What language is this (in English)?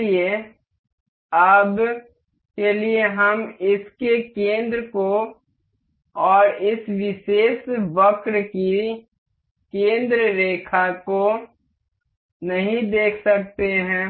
Hindi